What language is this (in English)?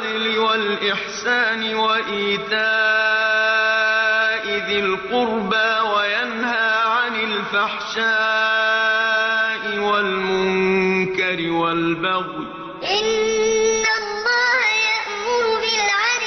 Arabic